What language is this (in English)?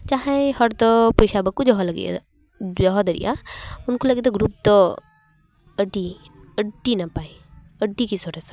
Santali